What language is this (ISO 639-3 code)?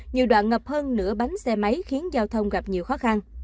vie